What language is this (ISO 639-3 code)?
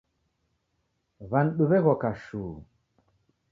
dav